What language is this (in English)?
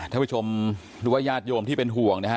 Thai